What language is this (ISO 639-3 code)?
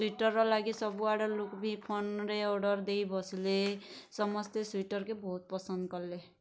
ori